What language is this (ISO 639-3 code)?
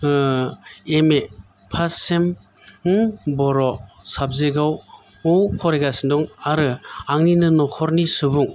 brx